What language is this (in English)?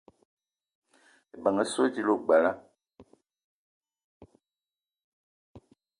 Eton (Cameroon)